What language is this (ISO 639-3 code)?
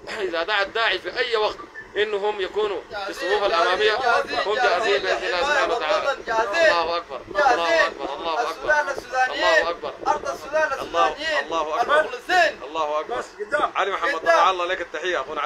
ara